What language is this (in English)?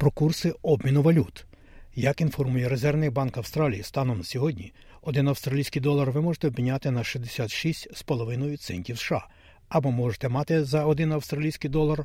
Ukrainian